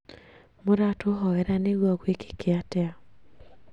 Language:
Kikuyu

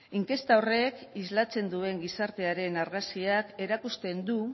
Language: Basque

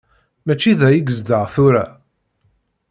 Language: Kabyle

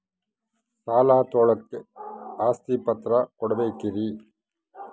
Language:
Kannada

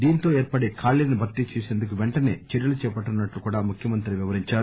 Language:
Telugu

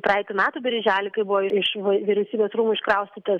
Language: Lithuanian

